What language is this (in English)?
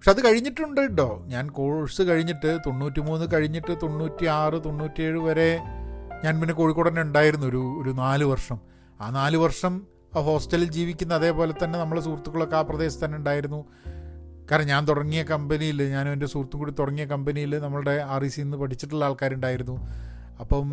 Malayalam